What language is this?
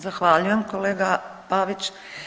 Croatian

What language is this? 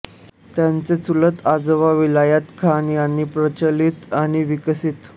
Marathi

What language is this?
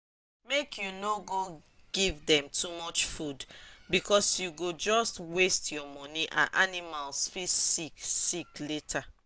Nigerian Pidgin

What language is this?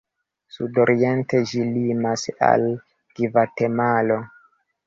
Esperanto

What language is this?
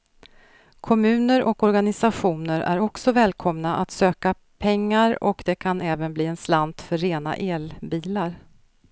Swedish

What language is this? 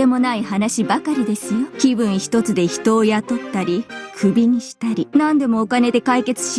Japanese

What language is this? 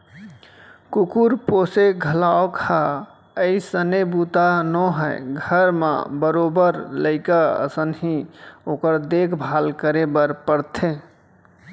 Chhattisgarhi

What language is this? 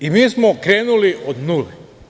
Serbian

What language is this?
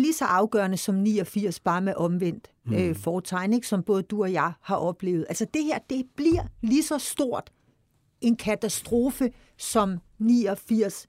Danish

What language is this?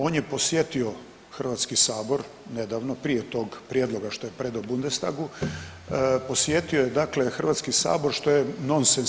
Croatian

